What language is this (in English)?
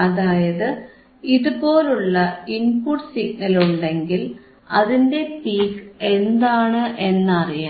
Malayalam